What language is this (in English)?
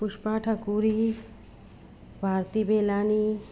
Sindhi